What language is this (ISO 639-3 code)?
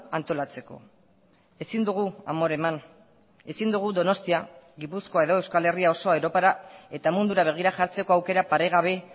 eus